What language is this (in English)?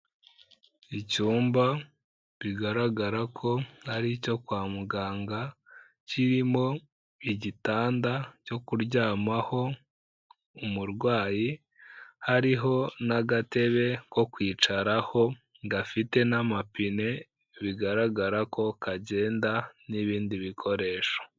Kinyarwanda